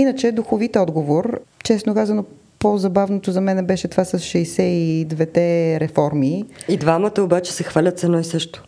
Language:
Bulgarian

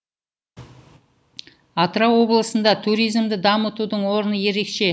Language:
Kazakh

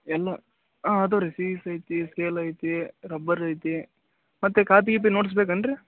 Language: Kannada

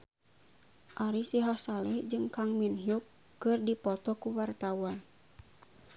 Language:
Sundanese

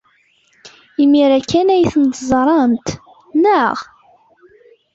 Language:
Kabyle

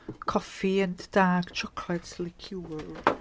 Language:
English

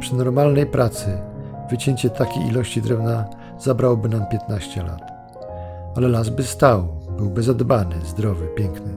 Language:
Polish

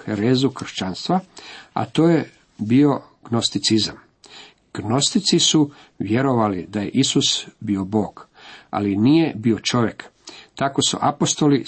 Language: Croatian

